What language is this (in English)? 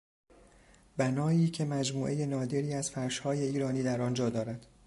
Persian